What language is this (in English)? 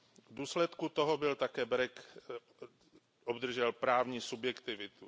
Czech